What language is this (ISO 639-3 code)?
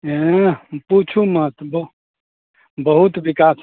mai